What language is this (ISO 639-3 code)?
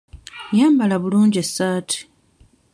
lug